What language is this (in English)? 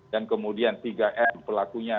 Indonesian